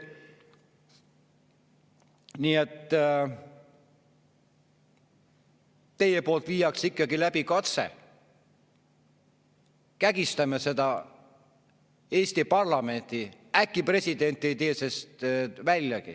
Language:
Estonian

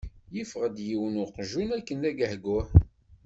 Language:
Kabyle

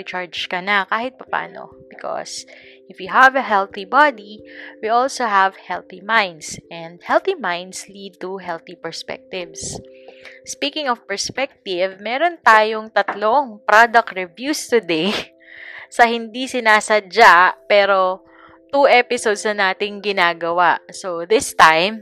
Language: Filipino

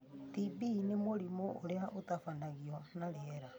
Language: Kikuyu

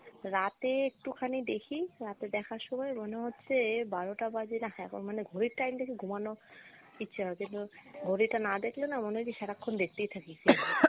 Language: Bangla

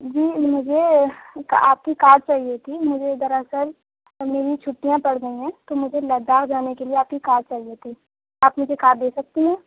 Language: Urdu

